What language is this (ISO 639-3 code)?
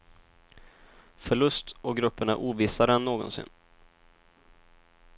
swe